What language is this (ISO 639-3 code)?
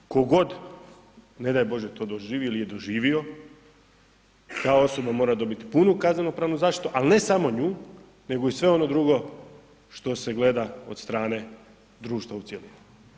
hrv